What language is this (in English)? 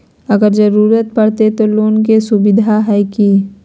Magahi